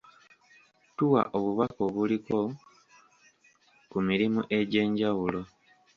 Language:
Ganda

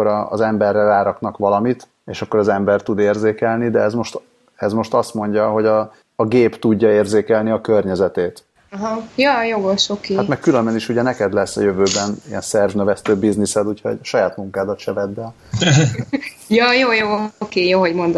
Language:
Hungarian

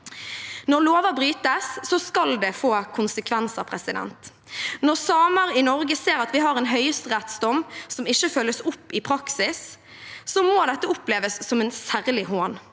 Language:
Norwegian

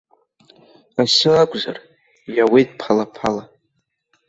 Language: Abkhazian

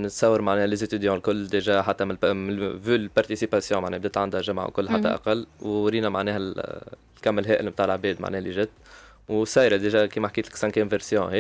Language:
Arabic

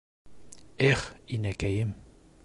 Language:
Bashkir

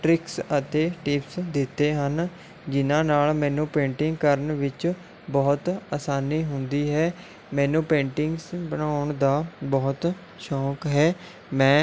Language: Punjabi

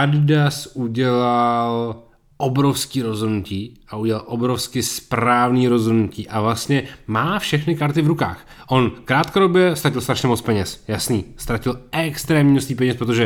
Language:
Czech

